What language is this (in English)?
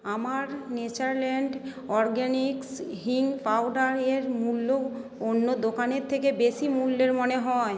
Bangla